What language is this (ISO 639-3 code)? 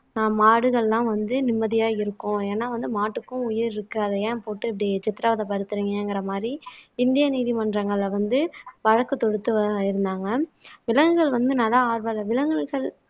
tam